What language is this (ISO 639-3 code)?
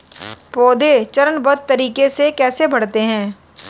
hin